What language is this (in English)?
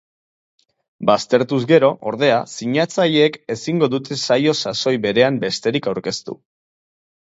Basque